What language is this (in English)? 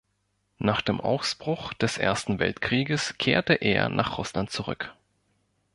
German